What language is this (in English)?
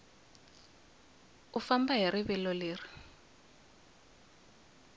Tsonga